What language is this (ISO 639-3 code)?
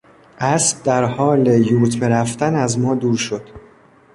fas